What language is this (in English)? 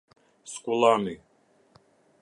Albanian